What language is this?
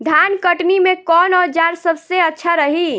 Bhojpuri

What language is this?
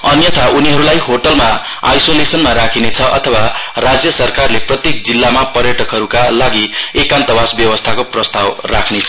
Nepali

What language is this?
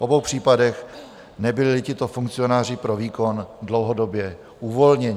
Czech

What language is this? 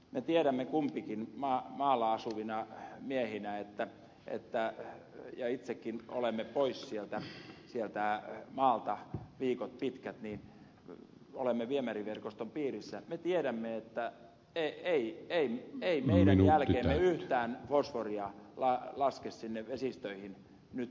Finnish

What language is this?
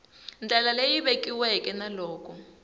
Tsonga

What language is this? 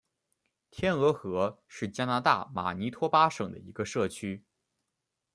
Chinese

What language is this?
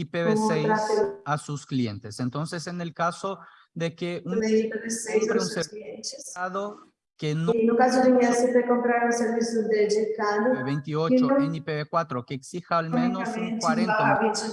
Portuguese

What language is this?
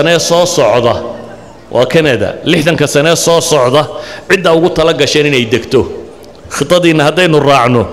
Arabic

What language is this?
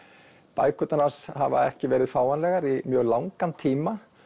Icelandic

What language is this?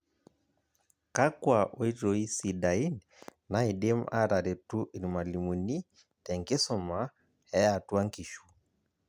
Masai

